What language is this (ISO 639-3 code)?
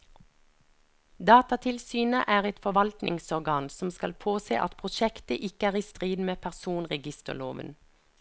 nor